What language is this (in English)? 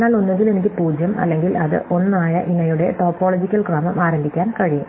Malayalam